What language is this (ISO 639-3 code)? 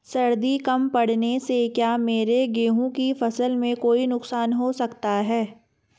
hin